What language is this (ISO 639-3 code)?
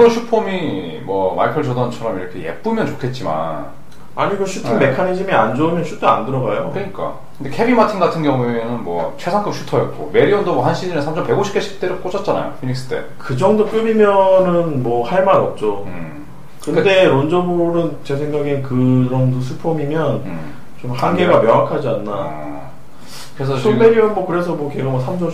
kor